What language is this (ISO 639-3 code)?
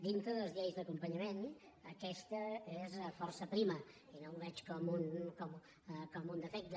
cat